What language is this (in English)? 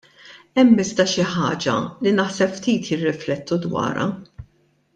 Maltese